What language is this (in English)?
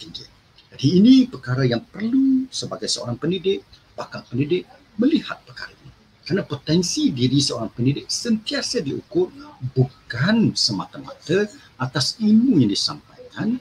Malay